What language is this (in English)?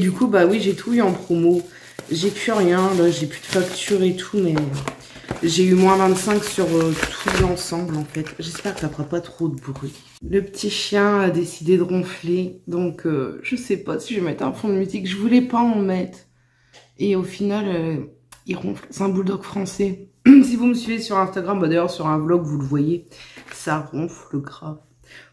French